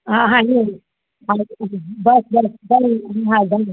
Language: Sindhi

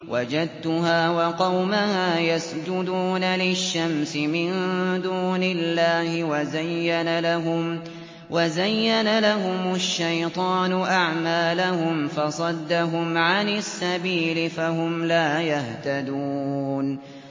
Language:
Arabic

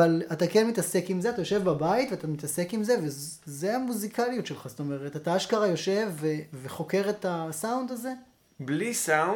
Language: Hebrew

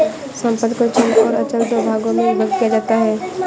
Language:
Hindi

